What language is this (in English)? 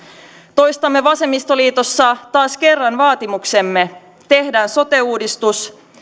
Finnish